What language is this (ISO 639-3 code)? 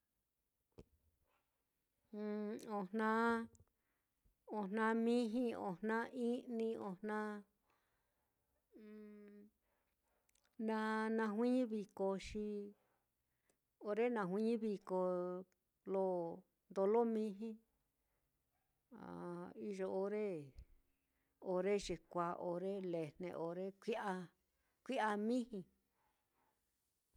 vmm